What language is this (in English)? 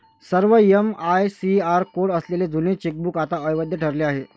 Marathi